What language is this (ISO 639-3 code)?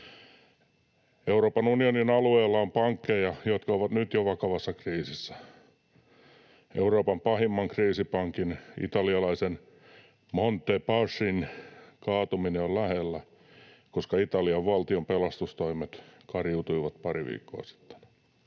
fin